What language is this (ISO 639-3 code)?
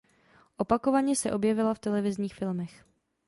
ces